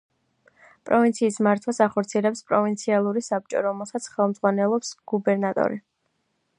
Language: Georgian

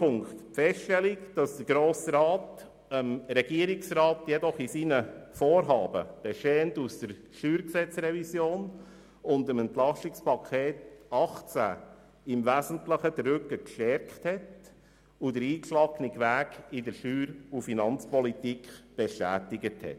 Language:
Swiss German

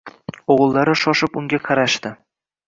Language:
Uzbek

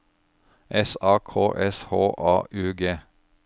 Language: Norwegian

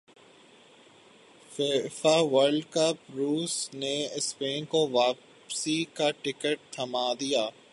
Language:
Urdu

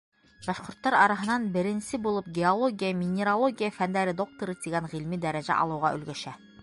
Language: Bashkir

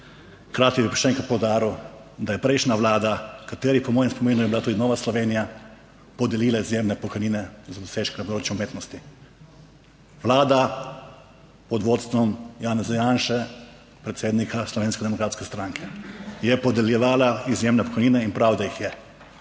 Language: Slovenian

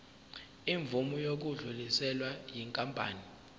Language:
Zulu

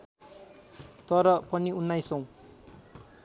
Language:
Nepali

